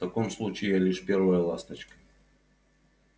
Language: Russian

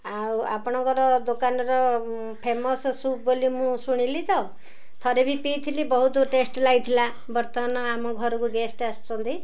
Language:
Odia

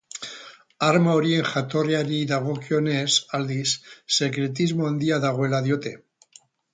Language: Basque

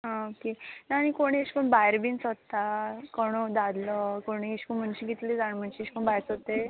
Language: Konkani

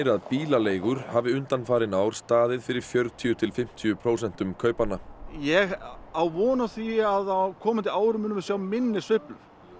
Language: Icelandic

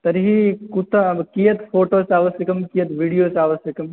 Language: Sanskrit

